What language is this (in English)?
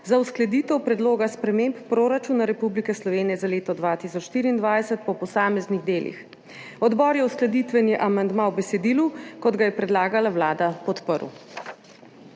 Slovenian